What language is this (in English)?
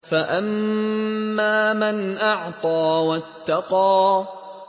Arabic